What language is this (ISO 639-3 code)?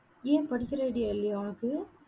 tam